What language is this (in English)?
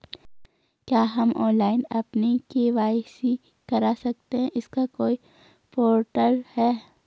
Hindi